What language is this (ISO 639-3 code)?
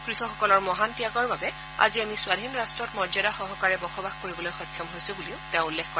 asm